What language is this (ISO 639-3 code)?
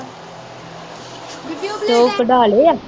pan